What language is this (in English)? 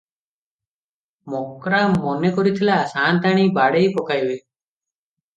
Odia